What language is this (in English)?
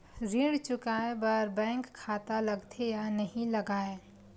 Chhattisgarhi